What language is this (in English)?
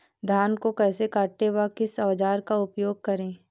Hindi